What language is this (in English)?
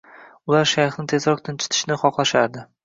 Uzbek